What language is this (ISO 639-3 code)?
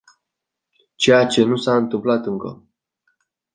ron